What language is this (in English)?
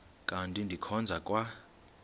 Xhosa